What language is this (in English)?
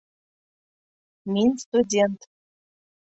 Bashkir